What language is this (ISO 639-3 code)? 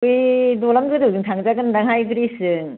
brx